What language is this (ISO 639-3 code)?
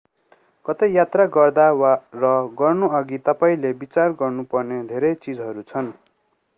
nep